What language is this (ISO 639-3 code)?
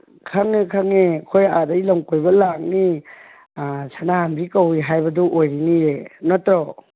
mni